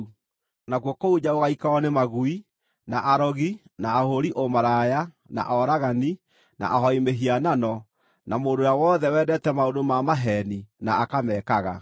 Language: Kikuyu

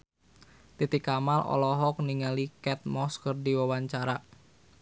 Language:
Sundanese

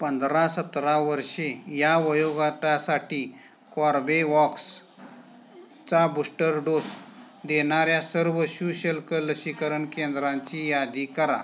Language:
Marathi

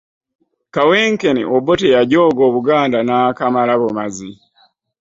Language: Ganda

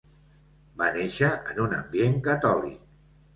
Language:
Catalan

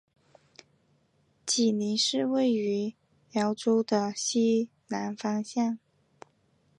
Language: Chinese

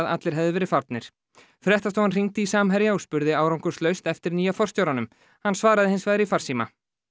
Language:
Icelandic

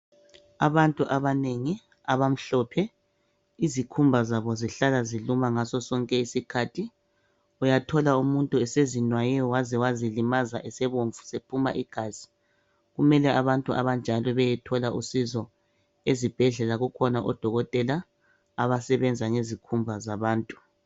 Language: North Ndebele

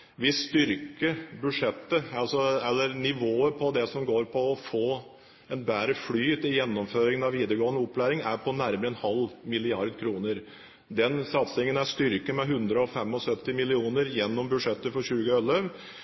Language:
Norwegian Bokmål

